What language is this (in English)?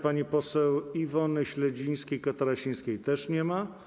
Polish